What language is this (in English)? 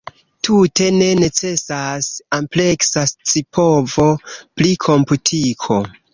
Esperanto